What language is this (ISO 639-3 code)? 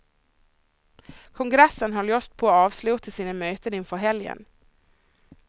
swe